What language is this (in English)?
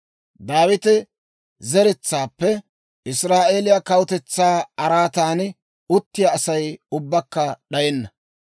Dawro